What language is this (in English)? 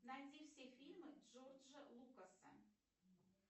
Russian